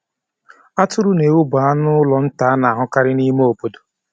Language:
Igbo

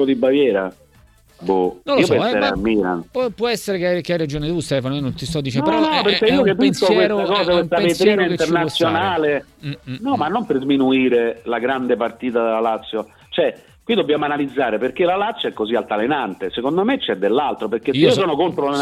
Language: Italian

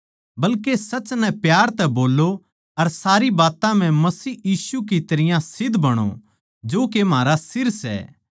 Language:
Haryanvi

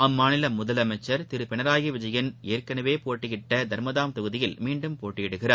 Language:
Tamil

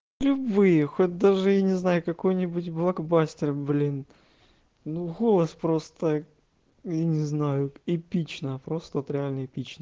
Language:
Russian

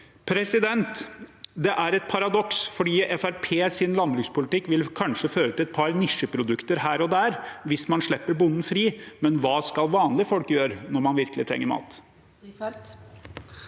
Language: Norwegian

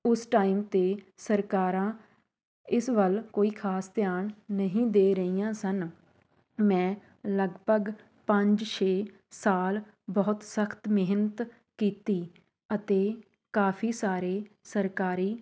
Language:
Punjabi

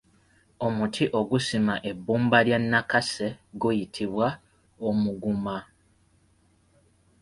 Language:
Ganda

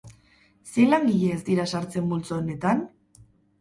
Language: Basque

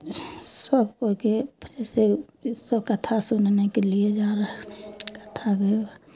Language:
Maithili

